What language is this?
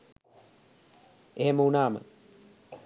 Sinhala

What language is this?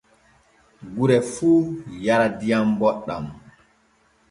Borgu Fulfulde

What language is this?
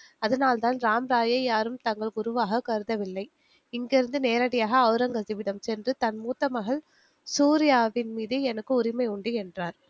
Tamil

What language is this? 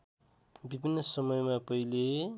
Nepali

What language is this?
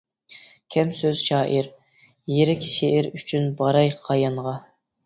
Uyghur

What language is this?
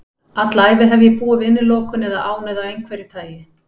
Icelandic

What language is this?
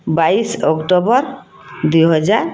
Odia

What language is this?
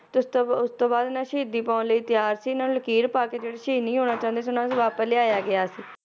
Punjabi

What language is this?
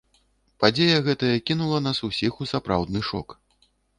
Belarusian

